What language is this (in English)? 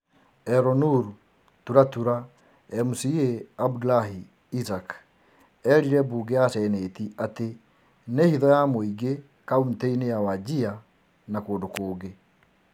Kikuyu